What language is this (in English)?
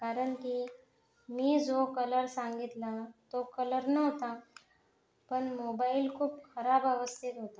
Marathi